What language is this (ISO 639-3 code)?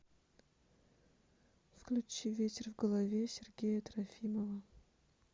rus